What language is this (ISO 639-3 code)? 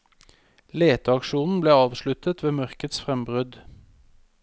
nor